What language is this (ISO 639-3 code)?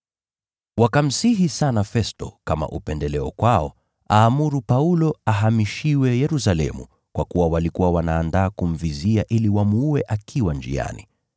swa